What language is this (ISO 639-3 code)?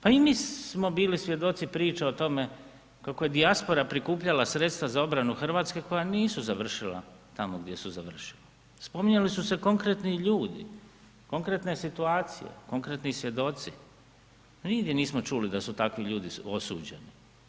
hrv